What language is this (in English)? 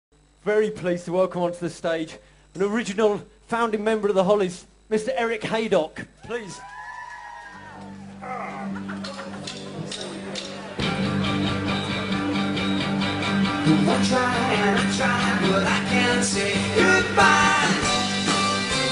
English